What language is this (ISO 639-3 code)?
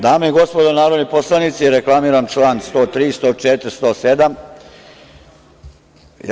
srp